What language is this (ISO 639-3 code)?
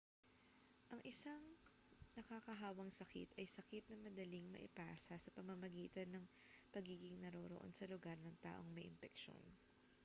fil